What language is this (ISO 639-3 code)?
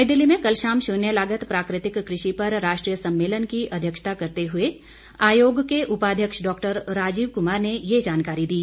hin